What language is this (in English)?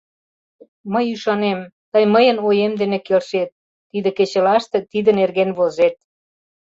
Mari